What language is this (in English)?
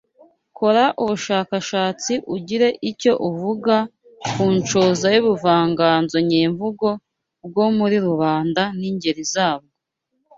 Kinyarwanda